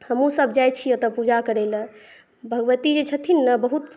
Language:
Maithili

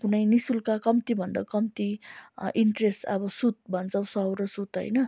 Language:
Nepali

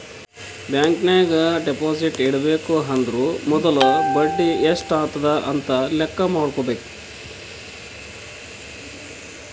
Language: Kannada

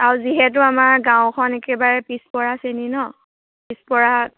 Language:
Assamese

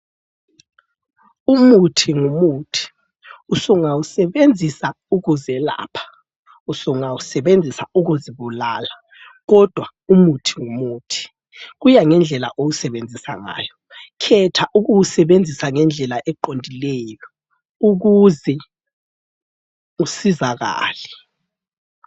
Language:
North Ndebele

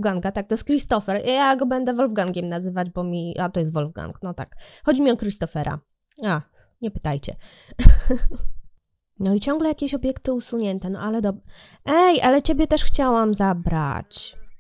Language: Polish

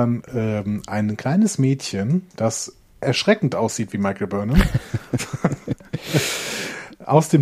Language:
German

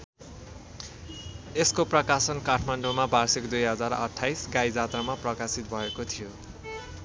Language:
Nepali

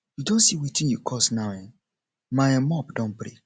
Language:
Nigerian Pidgin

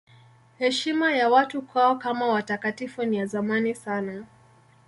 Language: Swahili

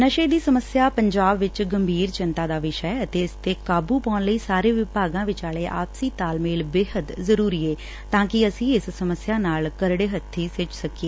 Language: Punjabi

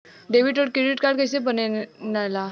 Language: Bhojpuri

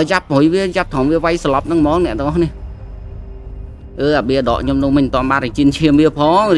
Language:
Vietnamese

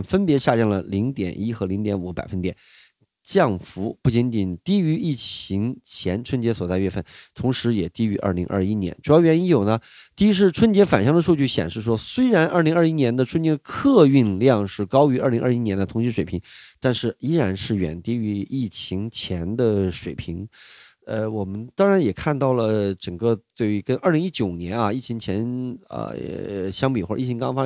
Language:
Chinese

